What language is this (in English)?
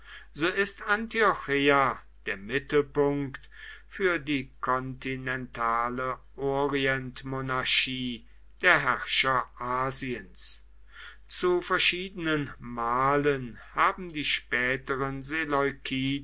German